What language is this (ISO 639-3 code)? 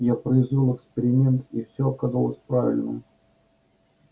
rus